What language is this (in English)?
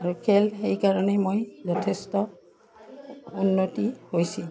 Assamese